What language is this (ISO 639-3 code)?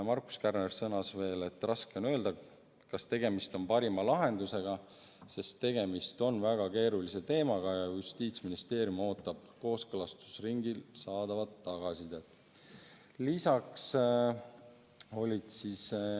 est